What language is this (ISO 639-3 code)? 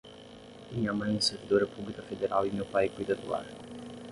por